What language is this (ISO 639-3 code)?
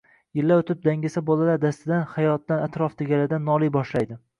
uzb